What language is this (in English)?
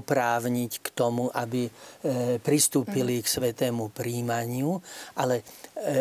Slovak